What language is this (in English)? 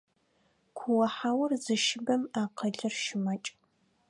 Adyghe